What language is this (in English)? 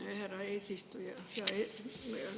Estonian